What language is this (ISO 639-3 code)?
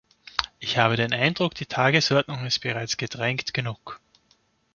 deu